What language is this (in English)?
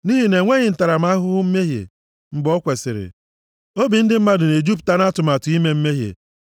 Igbo